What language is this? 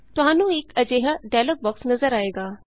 Punjabi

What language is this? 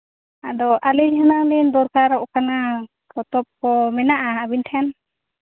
Santali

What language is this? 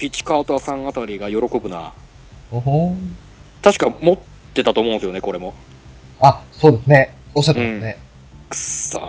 Japanese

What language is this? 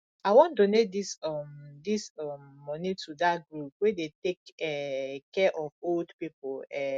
Nigerian Pidgin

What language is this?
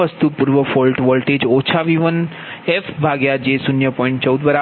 Gujarati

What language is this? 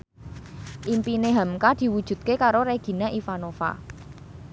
Javanese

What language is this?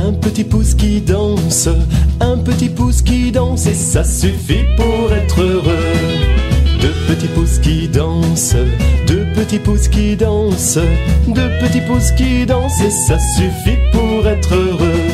French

